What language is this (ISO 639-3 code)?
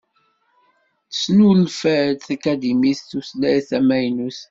kab